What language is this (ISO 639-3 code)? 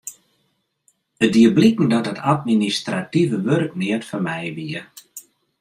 fry